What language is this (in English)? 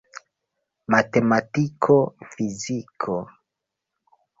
Esperanto